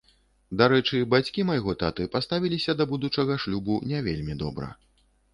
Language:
Belarusian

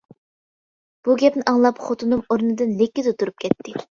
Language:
Uyghur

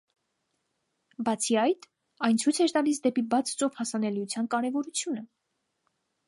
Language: Armenian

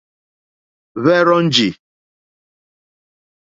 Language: Mokpwe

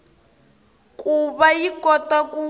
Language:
Tsonga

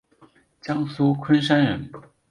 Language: Chinese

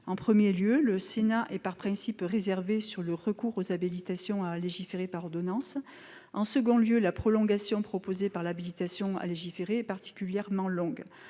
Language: French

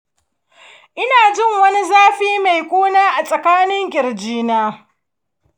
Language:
Hausa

